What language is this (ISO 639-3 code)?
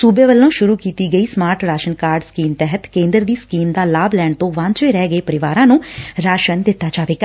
pan